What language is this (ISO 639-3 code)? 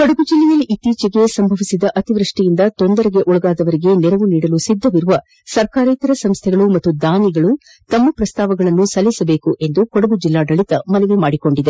kan